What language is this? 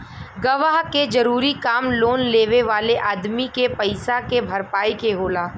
Bhojpuri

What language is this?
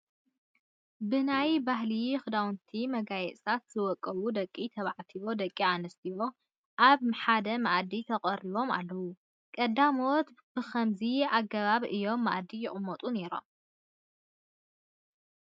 Tigrinya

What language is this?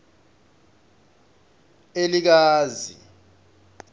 Swati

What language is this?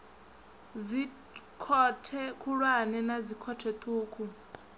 Venda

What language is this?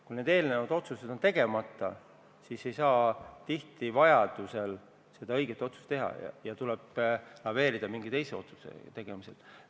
Estonian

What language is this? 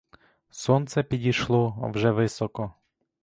Ukrainian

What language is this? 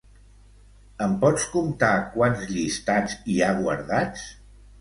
Catalan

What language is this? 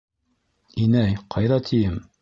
Bashkir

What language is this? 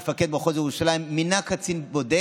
Hebrew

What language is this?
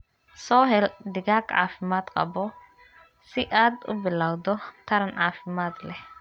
Somali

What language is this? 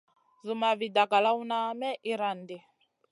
Masana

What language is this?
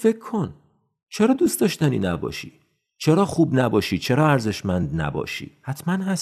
Persian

